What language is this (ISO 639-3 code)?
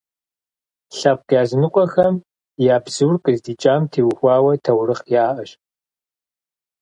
kbd